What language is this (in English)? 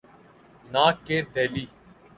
Urdu